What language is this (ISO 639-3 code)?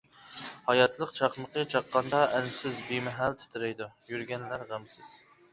uig